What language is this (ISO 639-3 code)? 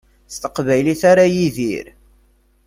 kab